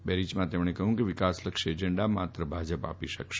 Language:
Gujarati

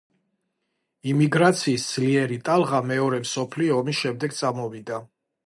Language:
Georgian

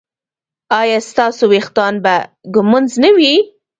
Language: Pashto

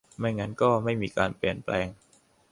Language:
Thai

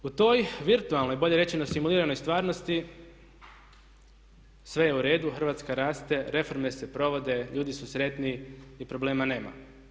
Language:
Croatian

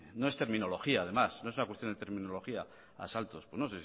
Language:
Spanish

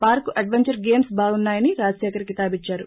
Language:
Telugu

